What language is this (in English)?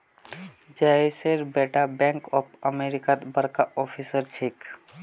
Magahi